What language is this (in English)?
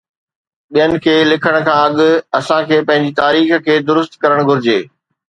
Sindhi